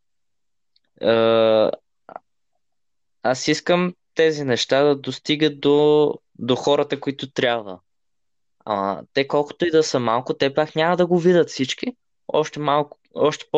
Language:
Bulgarian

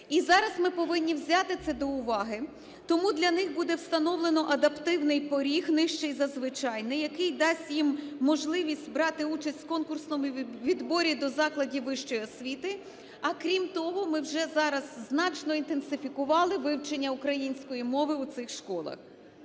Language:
Ukrainian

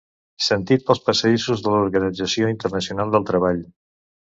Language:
Catalan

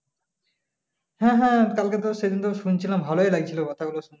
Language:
Bangla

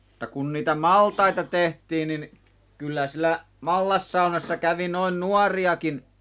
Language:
Finnish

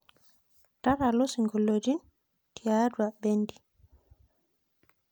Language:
Masai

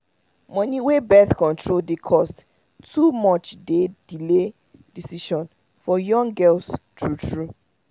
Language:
Nigerian Pidgin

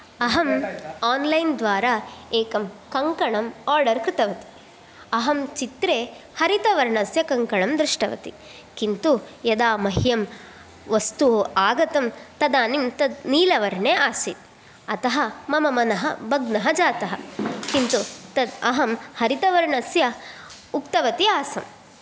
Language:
Sanskrit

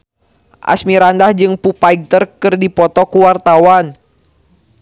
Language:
Sundanese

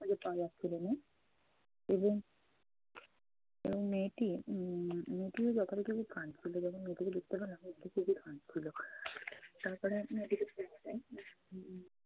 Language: Bangla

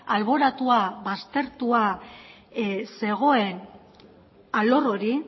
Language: Basque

